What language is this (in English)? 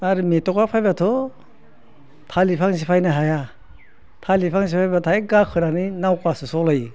Bodo